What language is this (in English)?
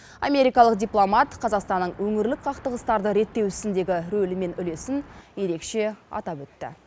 Kazakh